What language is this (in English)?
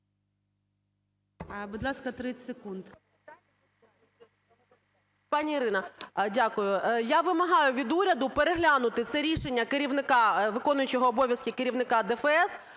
Ukrainian